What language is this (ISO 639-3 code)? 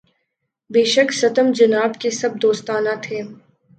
urd